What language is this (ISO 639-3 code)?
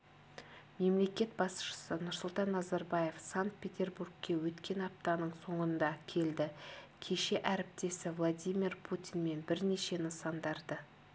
kaz